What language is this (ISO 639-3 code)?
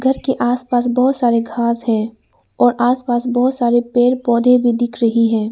hin